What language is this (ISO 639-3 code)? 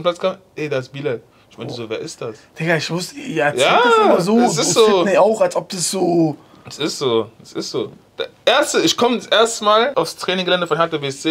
deu